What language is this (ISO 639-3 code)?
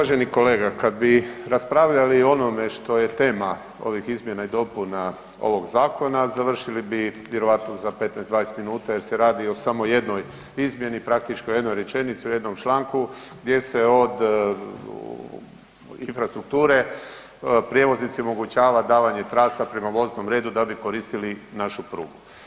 hrv